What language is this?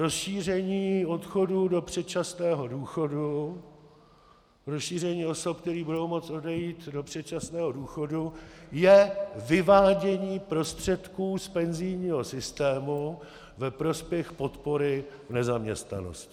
Czech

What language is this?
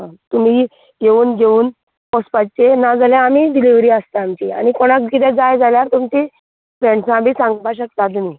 Konkani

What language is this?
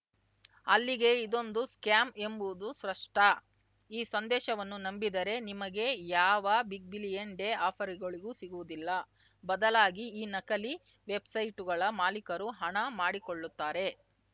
Kannada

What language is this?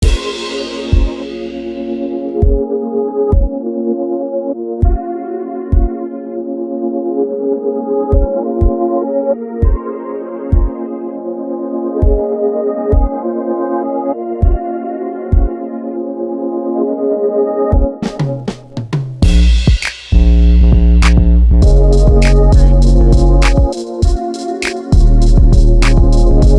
English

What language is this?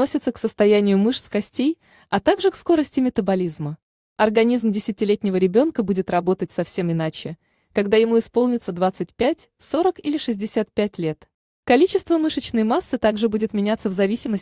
Russian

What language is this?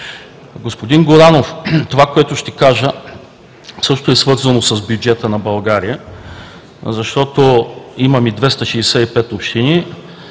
Bulgarian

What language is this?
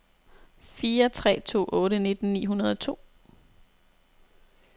Danish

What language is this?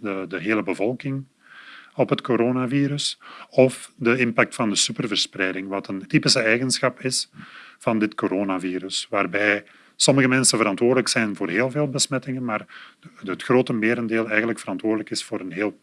Dutch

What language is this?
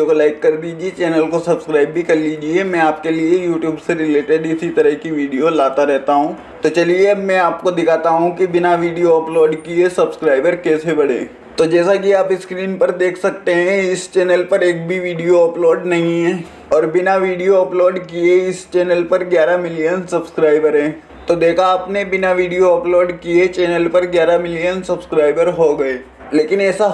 Hindi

